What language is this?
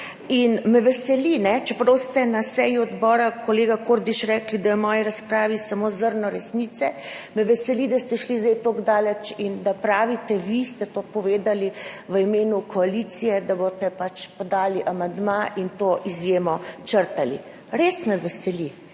Slovenian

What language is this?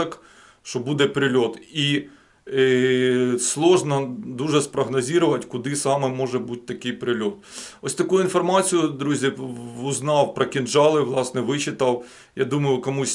Ukrainian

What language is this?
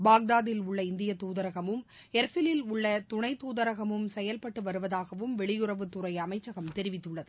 Tamil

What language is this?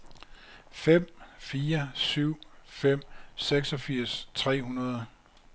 Danish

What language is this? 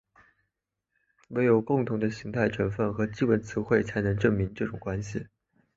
Chinese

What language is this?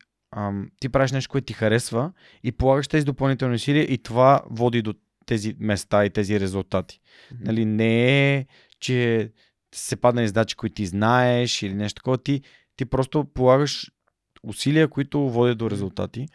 Bulgarian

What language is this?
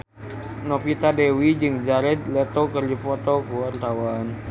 Sundanese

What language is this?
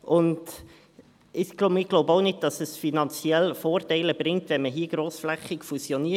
Swiss German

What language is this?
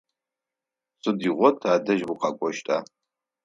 Adyghe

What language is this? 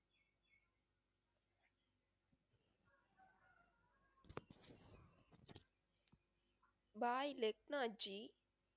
Tamil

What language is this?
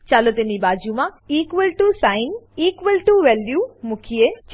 Gujarati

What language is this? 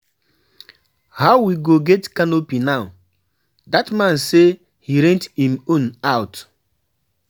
Nigerian Pidgin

